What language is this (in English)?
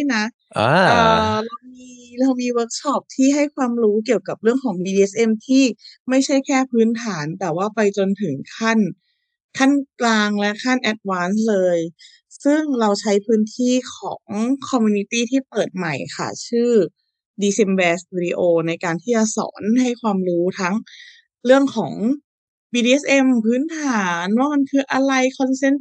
Thai